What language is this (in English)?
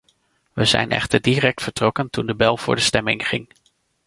Dutch